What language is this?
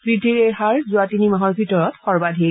Assamese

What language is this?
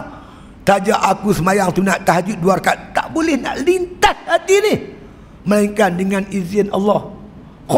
Malay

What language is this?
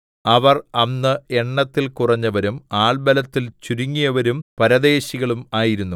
Malayalam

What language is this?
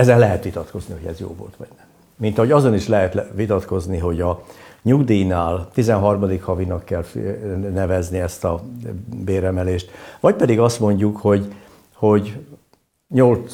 Hungarian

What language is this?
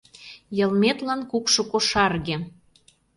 Mari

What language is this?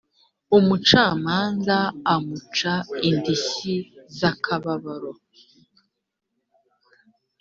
Kinyarwanda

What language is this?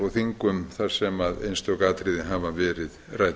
Icelandic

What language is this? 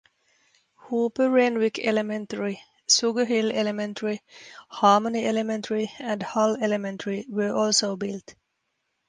English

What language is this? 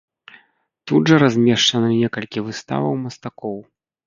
Belarusian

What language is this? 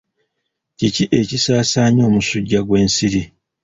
Ganda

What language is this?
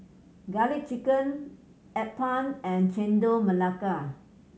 English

